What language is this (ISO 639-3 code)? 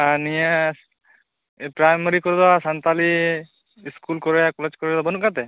sat